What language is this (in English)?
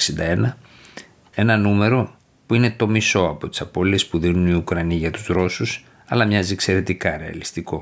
Greek